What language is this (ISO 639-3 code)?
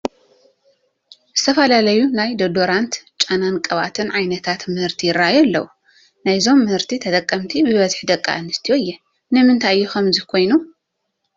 tir